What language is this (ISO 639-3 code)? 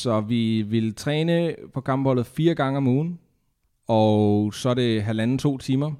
dan